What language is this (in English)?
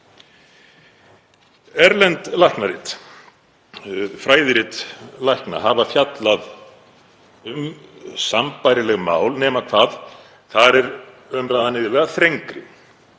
Icelandic